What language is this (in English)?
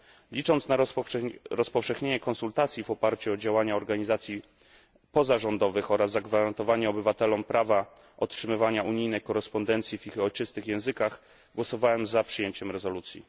Polish